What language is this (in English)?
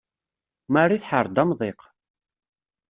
Kabyle